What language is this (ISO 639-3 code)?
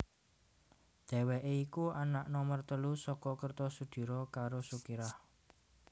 jav